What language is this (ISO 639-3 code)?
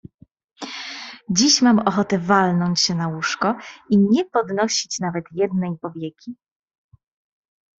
pol